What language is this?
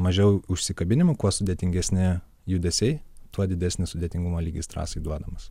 Lithuanian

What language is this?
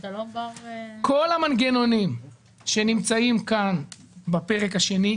Hebrew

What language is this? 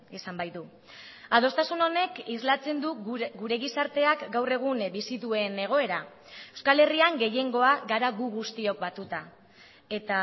Basque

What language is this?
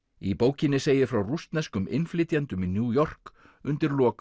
Icelandic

